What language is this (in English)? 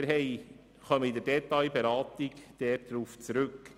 Swiss German